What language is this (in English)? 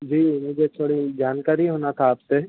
Urdu